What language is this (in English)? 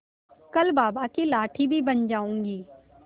Hindi